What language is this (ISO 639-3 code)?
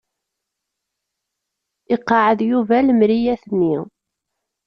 kab